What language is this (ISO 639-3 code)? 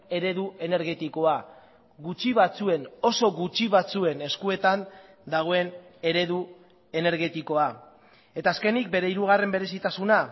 eus